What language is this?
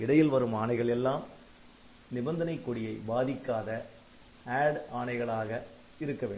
Tamil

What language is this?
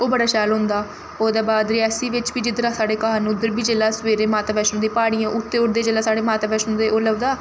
Dogri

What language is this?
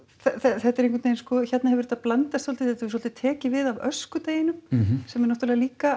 Icelandic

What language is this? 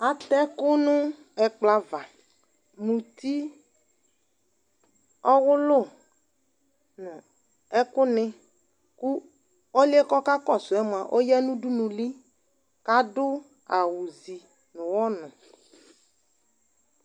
Ikposo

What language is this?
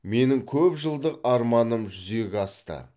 Kazakh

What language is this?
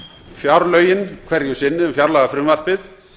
Icelandic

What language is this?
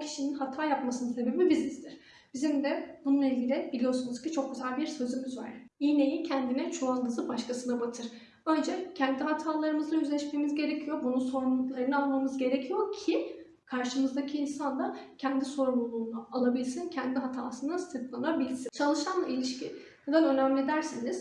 Turkish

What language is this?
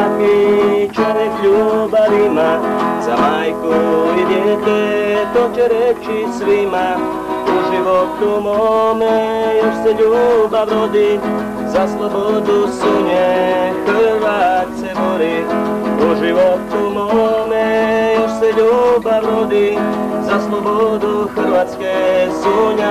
Romanian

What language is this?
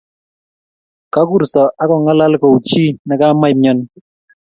Kalenjin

